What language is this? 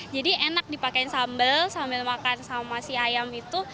Indonesian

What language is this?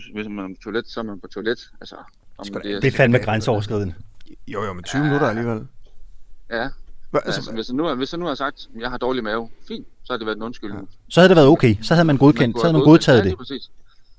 Danish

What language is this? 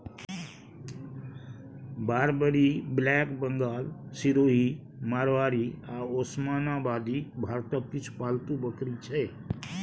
Maithili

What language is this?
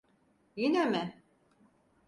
Turkish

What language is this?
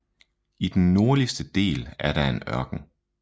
Danish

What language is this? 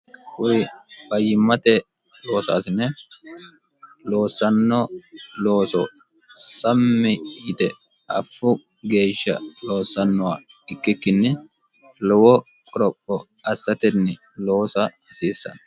Sidamo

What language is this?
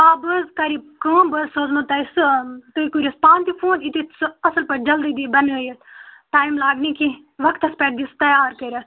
Kashmiri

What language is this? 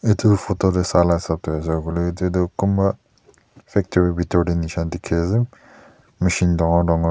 Naga Pidgin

